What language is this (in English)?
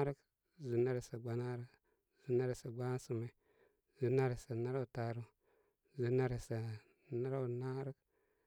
Koma